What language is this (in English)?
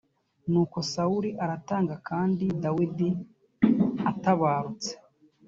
Kinyarwanda